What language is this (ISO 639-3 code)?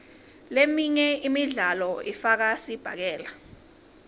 ssw